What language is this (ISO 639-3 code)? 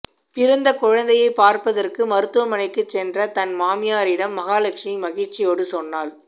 tam